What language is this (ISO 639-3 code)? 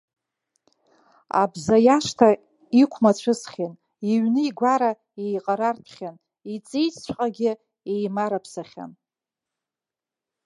abk